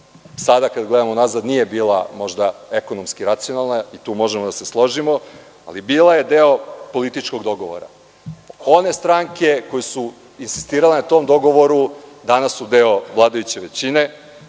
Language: Serbian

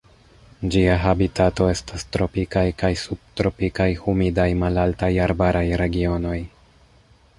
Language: Esperanto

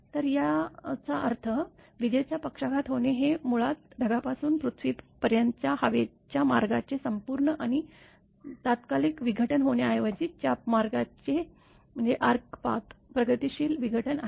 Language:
Marathi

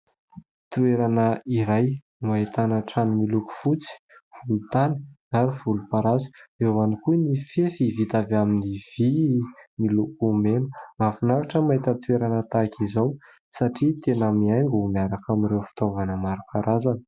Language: Malagasy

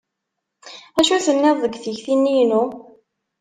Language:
Kabyle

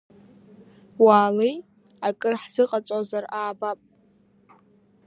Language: Abkhazian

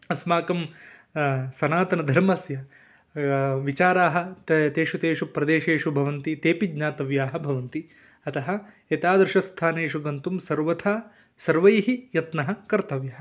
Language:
Sanskrit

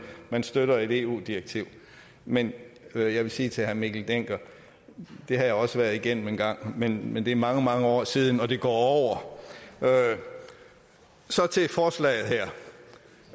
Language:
Danish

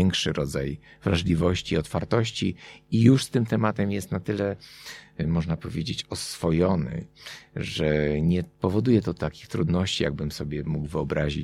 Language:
Polish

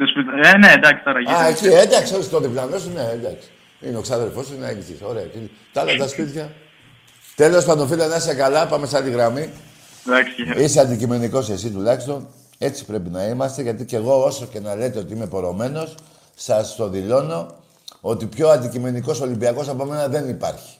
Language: Greek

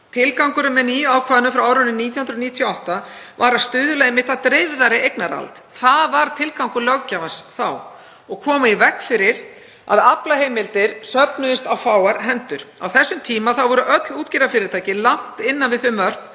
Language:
Icelandic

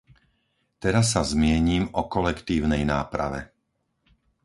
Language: Slovak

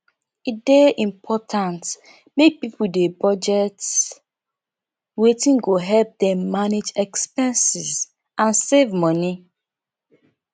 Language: Nigerian Pidgin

